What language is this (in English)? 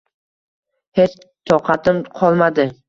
Uzbek